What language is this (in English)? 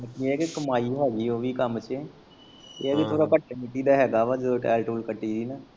Punjabi